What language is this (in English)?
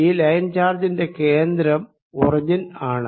Malayalam